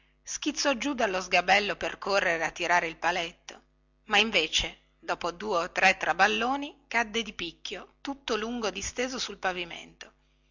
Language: Italian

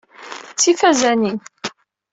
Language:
Kabyle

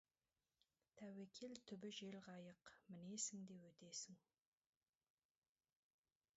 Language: Kazakh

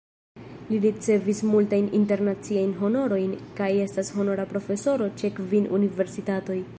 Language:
Esperanto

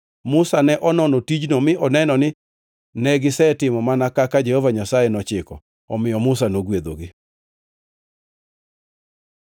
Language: Luo (Kenya and Tanzania)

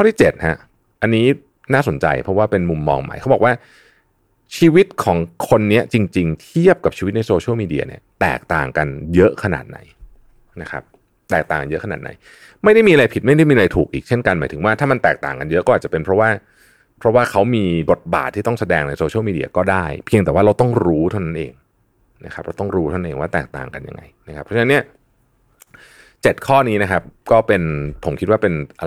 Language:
Thai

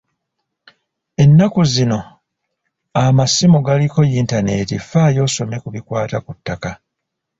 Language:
Ganda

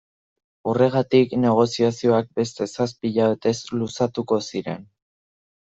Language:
Basque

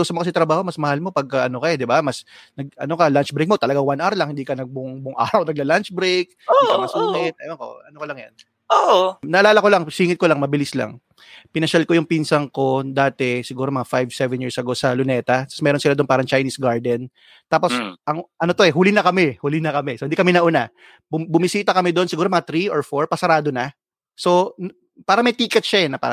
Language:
Filipino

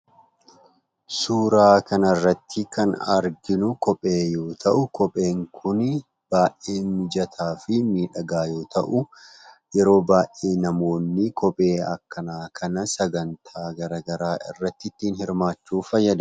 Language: Oromo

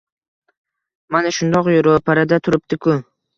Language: Uzbek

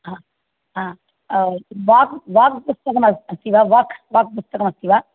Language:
Sanskrit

